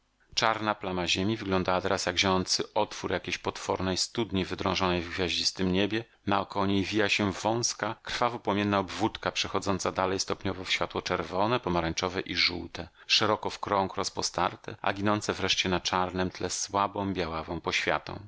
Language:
Polish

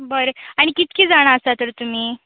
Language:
Konkani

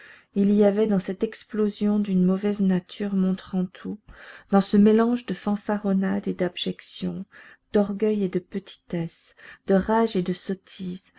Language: French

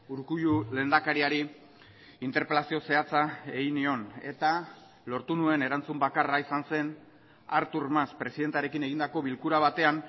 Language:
Basque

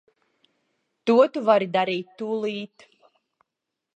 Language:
Latvian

